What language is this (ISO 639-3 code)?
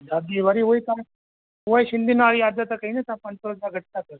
snd